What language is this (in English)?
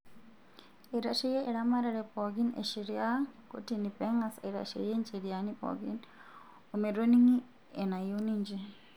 Masai